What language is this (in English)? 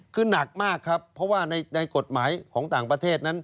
Thai